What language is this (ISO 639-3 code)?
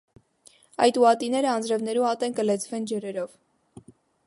hye